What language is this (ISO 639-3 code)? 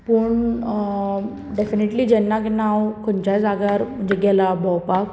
kok